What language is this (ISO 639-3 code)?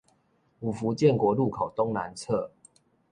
zho